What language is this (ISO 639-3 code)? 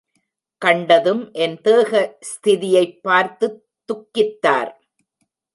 tam